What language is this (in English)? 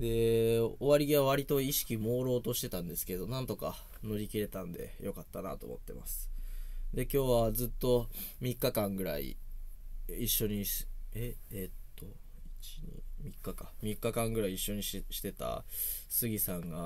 Japanese